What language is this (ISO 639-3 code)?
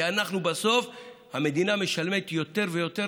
heb